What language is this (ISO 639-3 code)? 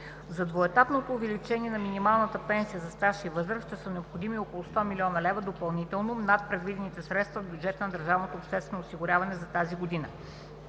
bul